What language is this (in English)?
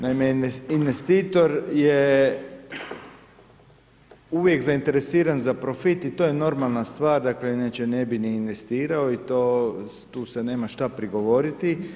Croatian